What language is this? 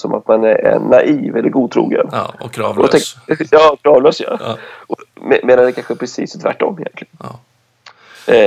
Swedish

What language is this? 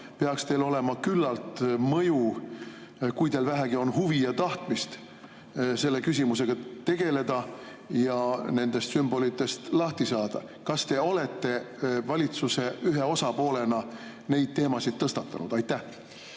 Estonian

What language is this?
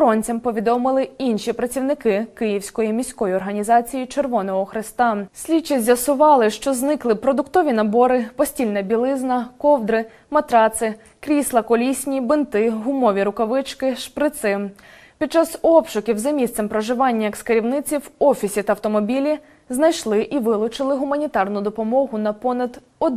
Ukrainian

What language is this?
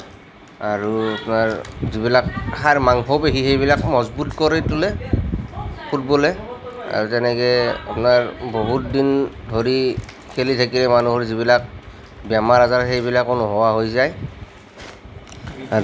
Assamese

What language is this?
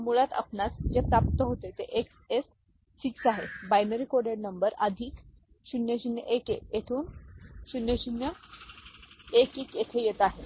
Marathi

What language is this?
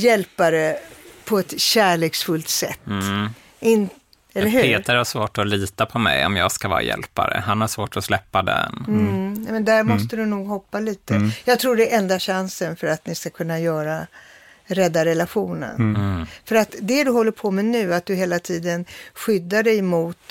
Swedish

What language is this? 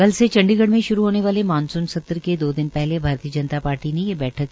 Hindi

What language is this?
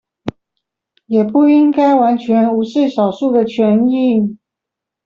Chinese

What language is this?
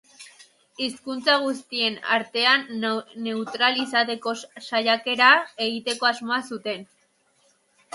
Basque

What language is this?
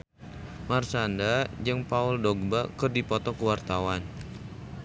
Sundanese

